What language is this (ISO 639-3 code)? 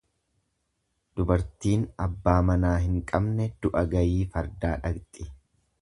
orm